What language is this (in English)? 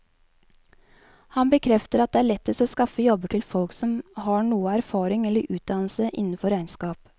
Norwegian